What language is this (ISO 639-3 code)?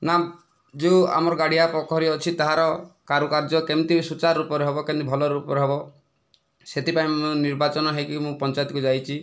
ori